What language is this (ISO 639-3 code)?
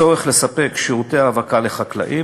heb